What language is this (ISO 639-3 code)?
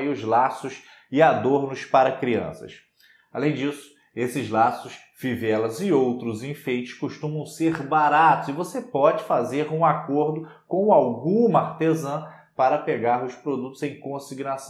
por